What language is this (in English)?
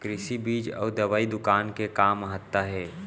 Chhattisgarhi